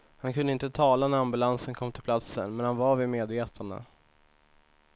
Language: Swedish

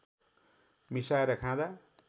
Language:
Nepali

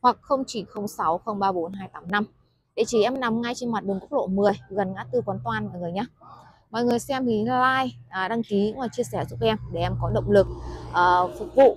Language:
Vietnamese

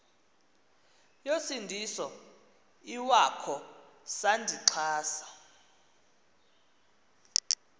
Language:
Xhosa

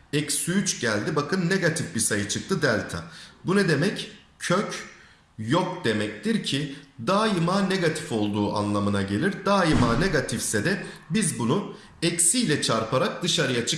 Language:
Turkish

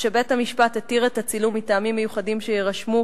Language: Hebrew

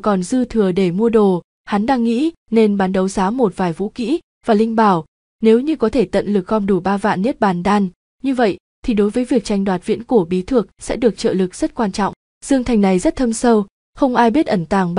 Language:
Vietnamese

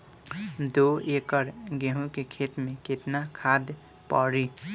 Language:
Bhojpuri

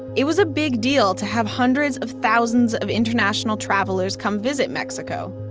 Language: English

